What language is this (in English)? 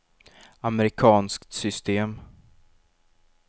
Swedish